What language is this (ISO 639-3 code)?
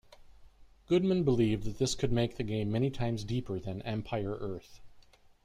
eng